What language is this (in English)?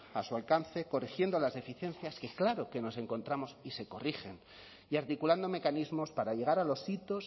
Spanish